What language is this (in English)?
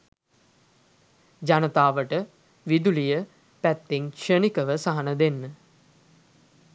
Sinhala